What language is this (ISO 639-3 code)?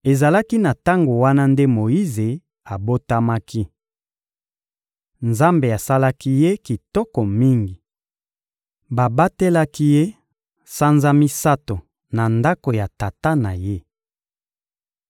lin